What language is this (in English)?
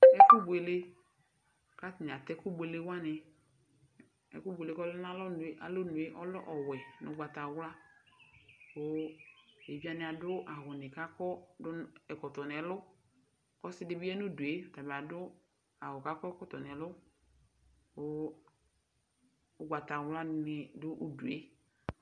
Ikposo